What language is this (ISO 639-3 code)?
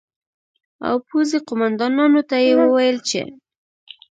pus